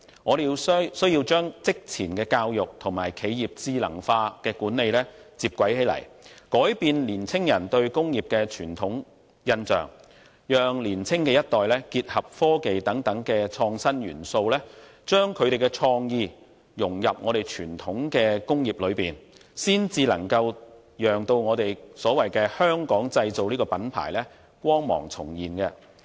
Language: Cantonese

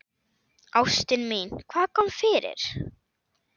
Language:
Icelandic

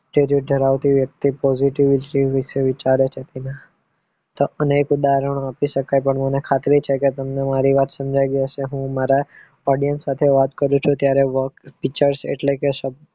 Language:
Gujarati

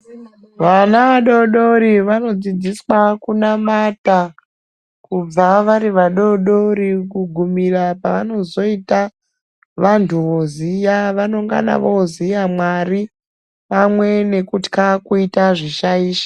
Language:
Ndau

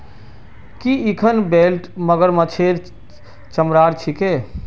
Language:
Magahi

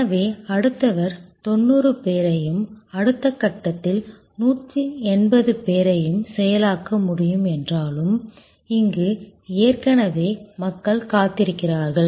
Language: Tamil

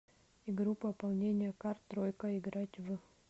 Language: Russian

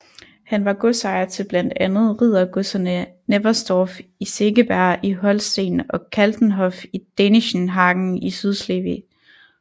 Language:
Danish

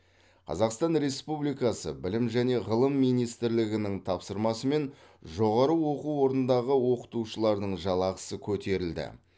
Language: Kazakh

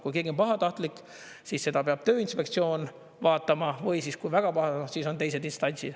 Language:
Estonian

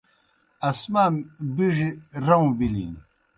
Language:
Kohistani Shina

